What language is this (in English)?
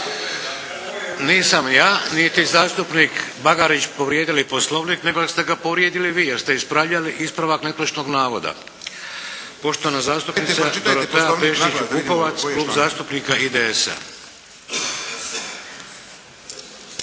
Croatian